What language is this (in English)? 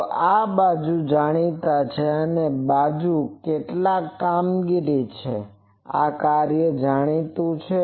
Gujarati